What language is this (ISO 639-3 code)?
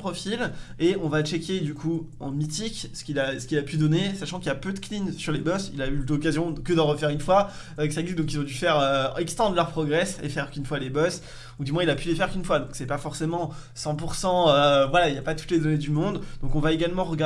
fra